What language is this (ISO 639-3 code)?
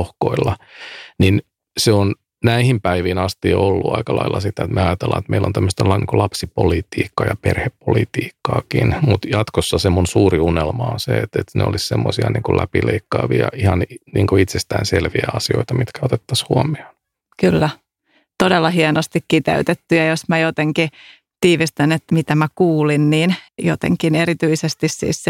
fin